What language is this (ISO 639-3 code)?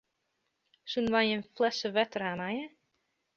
fry